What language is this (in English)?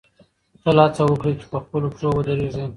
Pashto